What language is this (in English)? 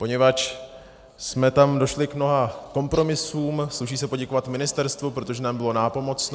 Czech